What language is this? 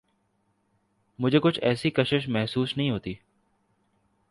Urdu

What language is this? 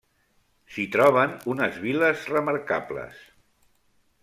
Catalan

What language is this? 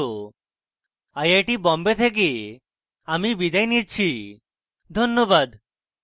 Bangla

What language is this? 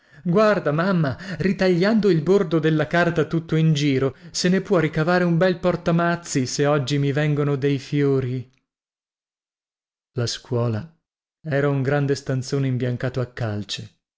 Italian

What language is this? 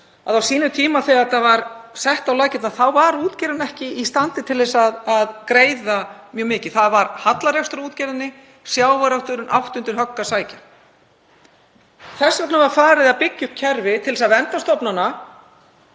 Icelandic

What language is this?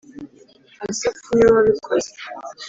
Kinyarwanda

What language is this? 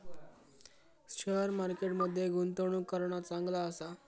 Marathi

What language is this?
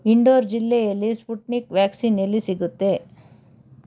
Kannada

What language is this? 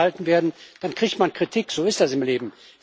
German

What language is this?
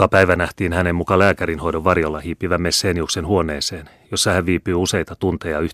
Finnish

